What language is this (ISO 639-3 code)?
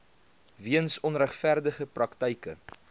afr